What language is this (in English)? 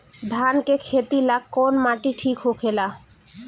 Bhojpuri